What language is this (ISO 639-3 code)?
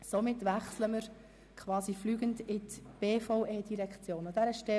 gsw